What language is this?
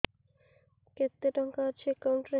Odia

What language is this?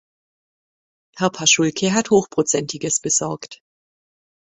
German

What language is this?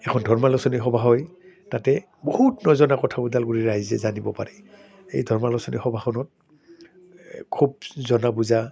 Assamese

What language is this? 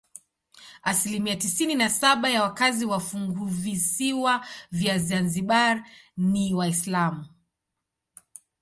Swahili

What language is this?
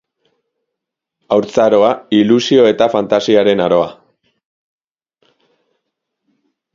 Basque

